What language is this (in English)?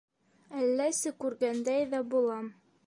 Bashkir